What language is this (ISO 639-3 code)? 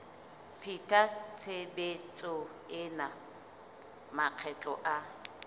sot